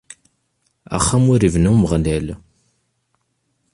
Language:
Kabyle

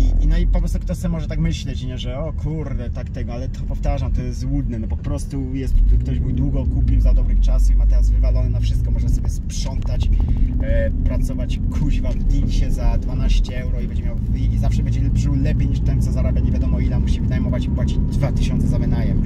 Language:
Polish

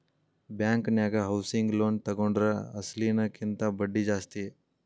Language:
Kannada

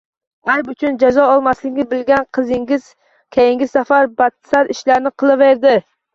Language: Uzbek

